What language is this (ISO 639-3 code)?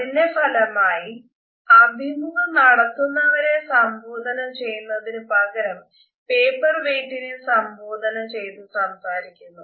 mal